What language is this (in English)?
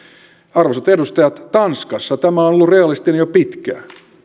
Finnish